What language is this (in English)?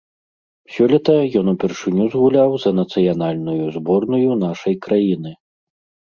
Belarusian